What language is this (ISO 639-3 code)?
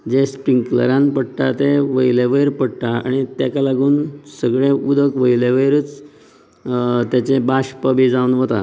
kok